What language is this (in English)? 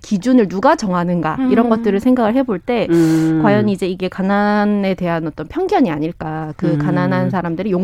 Korean